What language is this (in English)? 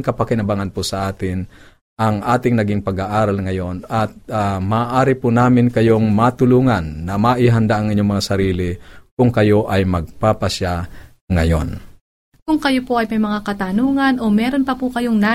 Filipino